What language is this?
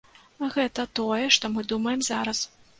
Belarusian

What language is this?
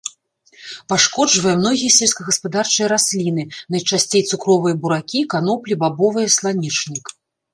Belarusian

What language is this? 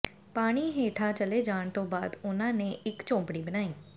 Punjabi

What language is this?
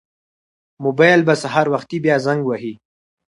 Pashto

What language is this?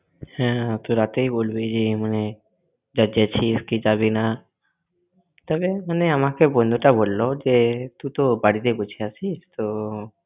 Bangla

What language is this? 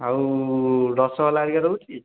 Odia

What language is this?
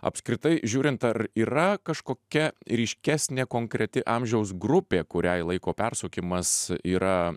Lithuanian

